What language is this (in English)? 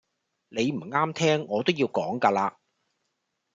Cantonese